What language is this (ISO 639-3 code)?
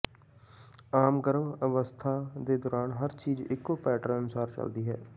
pan